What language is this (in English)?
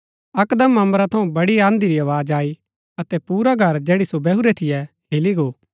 Gaddi